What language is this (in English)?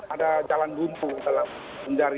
Indonesian